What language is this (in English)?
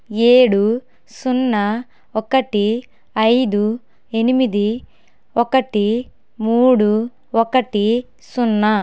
Telugu